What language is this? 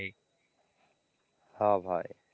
Bangla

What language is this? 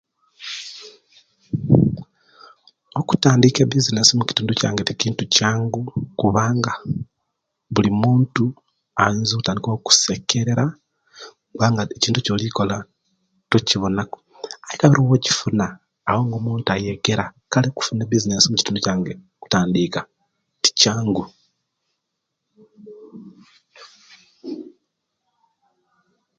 Kenyi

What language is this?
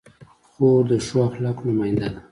Pashto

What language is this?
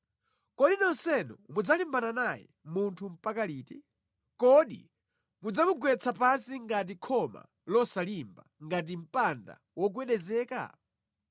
Nyanja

